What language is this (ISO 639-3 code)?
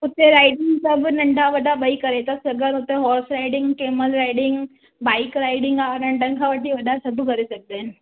snd